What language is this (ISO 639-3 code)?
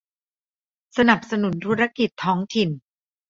tha